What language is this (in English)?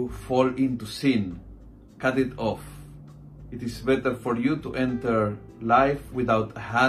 Filipino